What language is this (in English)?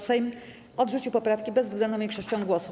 Polish